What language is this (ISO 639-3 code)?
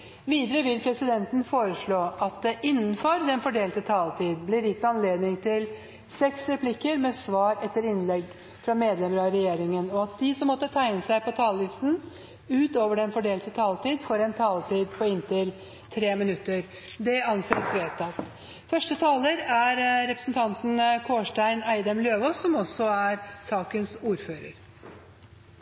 nob